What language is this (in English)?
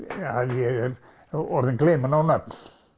Icelandic